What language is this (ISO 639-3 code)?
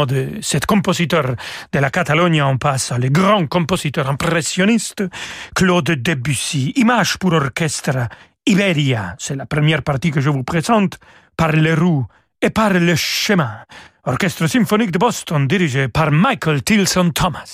fra